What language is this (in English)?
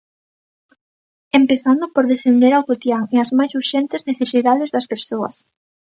Galician